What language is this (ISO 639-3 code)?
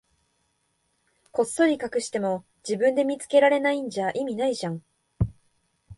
jpn